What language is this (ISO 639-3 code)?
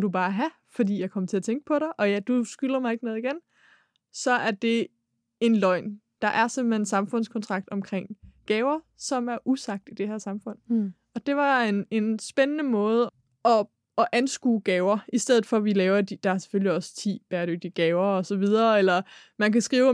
dan